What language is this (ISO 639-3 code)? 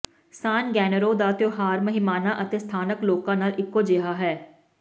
pan